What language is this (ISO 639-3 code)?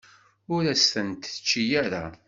kab